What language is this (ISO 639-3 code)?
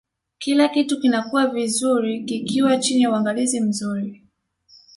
swa